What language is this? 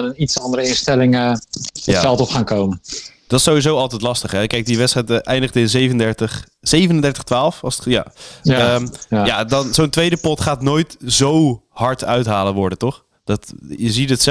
Dutch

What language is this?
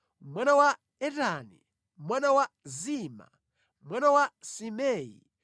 Nyanja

